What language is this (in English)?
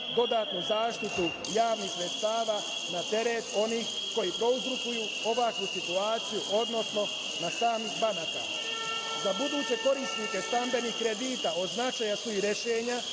Serbian